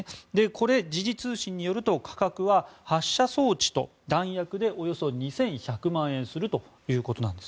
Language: Japanese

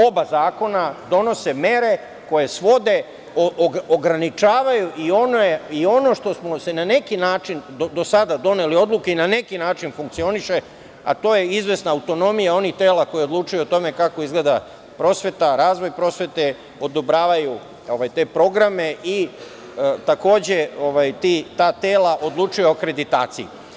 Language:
Serbian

